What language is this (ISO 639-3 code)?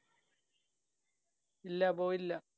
mal